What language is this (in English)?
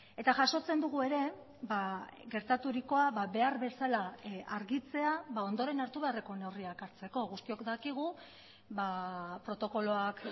Basque